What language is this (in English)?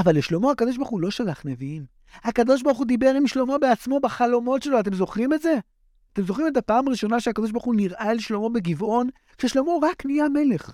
Hebrew